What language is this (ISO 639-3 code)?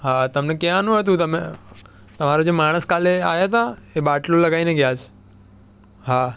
guj